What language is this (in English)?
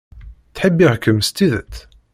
Kabyle